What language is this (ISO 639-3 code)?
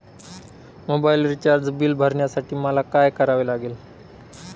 mar